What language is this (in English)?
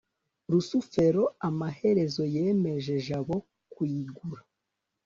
Kinyarwanda